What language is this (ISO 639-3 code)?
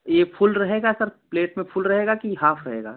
hin